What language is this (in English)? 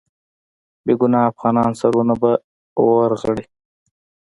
Pashto